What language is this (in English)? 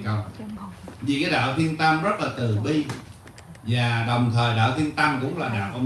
Vietnamese